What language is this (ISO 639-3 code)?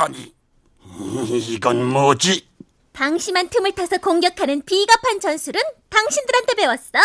kor